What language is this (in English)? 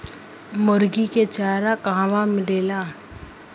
Bhojpuri